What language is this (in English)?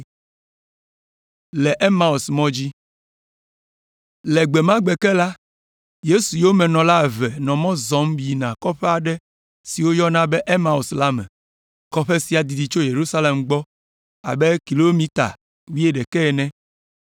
Ewe